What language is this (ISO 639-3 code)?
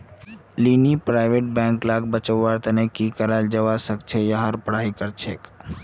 mag